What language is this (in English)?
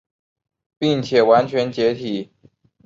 Chinese